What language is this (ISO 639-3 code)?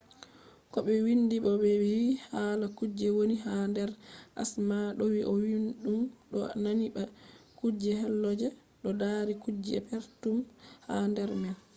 ful